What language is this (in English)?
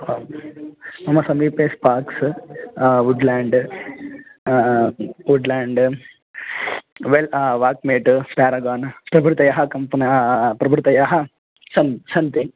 Sanskrit